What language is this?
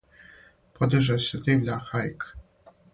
Serbian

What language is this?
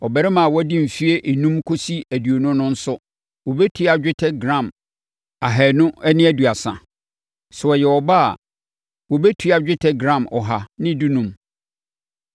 Akan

